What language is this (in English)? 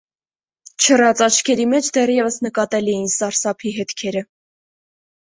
Armenian